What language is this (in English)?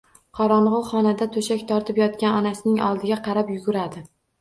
Uzbek